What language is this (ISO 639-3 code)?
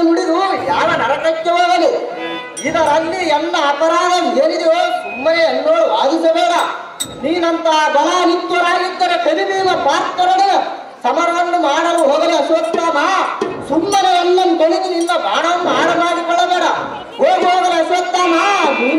kan